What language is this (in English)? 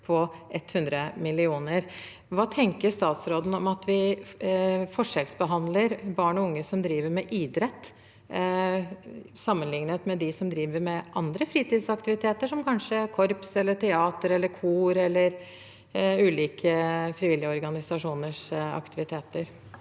Norwegian